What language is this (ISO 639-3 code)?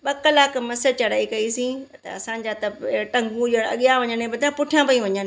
snd